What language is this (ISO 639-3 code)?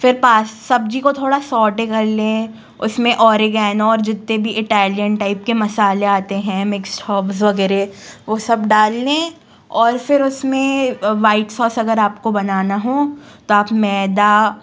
hin